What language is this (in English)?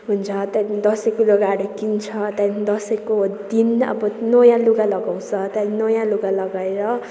Nepali